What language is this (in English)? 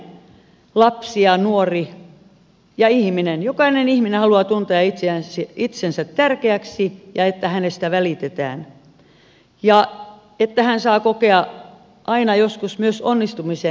Finnish